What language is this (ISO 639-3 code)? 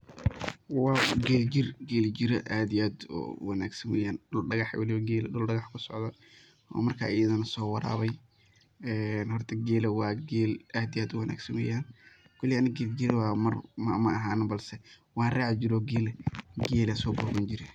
som